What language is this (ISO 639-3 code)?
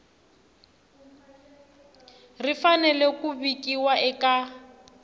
tso